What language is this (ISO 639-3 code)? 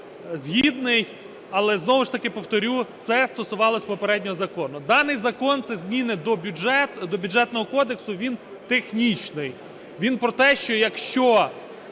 ukr